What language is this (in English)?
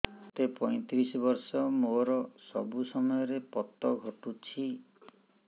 Odia